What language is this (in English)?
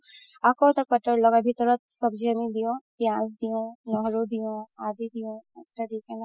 Assamese